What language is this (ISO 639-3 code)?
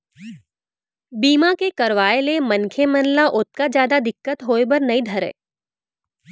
hne